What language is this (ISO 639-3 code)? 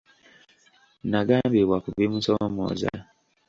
lug